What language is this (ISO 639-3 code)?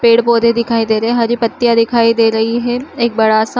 hne